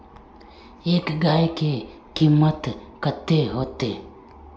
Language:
Magahi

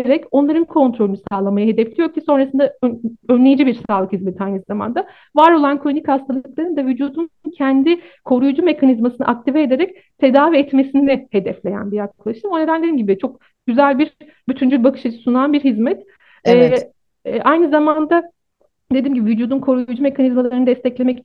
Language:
Turkish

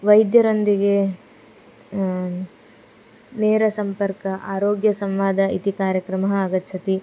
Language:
Sanskrit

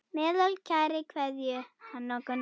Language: Icelandic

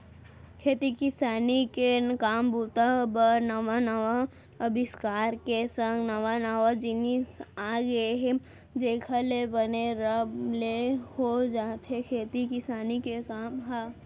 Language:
Chhattisgarhi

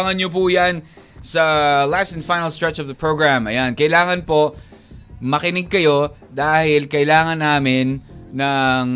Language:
Filipino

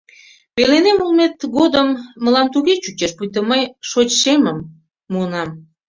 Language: Mari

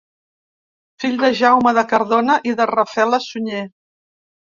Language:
Catalan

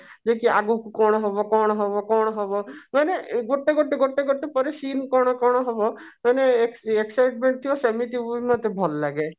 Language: Odia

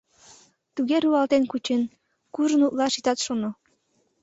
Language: Mari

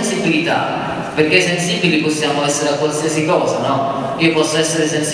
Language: Italian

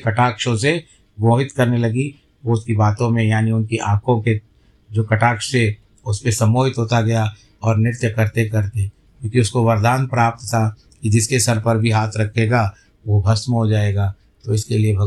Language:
Hindi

